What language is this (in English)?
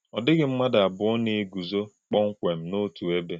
Igbo